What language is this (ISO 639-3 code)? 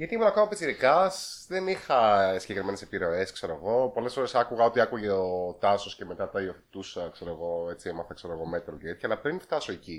ell